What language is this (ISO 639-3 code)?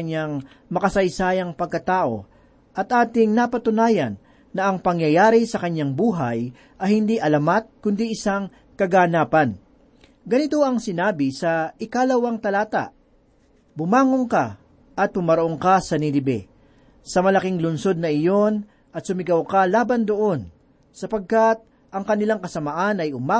fil